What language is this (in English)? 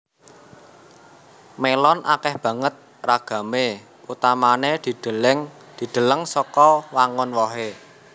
Javanese